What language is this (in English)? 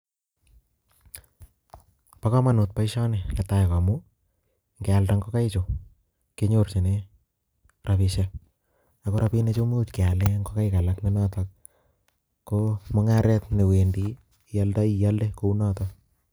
Kalenjin